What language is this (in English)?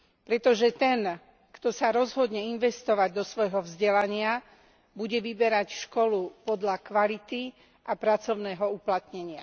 Slovak